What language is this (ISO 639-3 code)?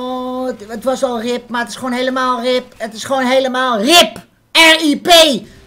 nld